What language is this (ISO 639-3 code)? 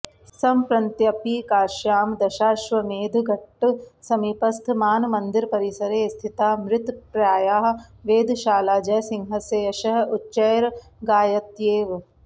san